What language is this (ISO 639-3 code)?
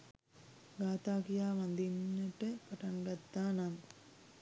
sin